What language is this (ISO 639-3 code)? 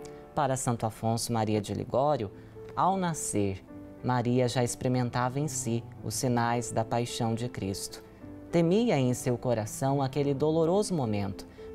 por